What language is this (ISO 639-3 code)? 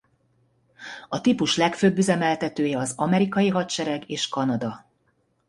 hun